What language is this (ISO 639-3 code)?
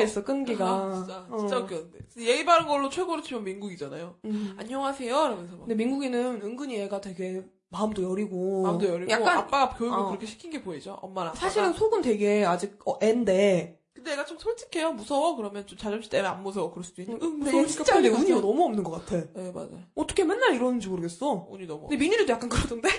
kor